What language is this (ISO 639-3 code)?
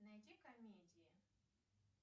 rus